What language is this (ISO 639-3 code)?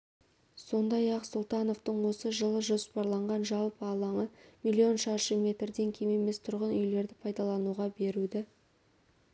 kaz